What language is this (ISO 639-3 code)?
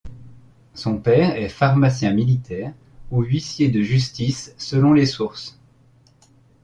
fra